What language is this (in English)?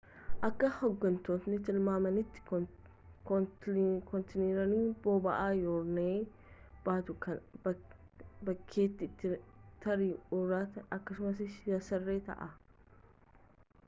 Oromo